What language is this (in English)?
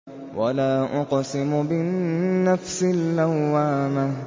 Arabic